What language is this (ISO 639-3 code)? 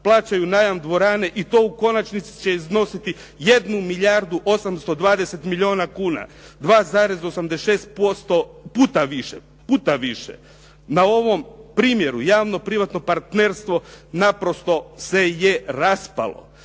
hrv